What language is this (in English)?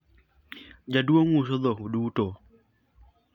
Luo (Kenya and Tanzania)